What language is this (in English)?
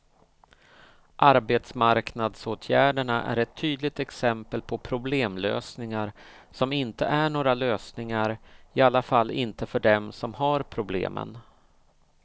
Swedish